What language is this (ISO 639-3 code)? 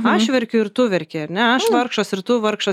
lit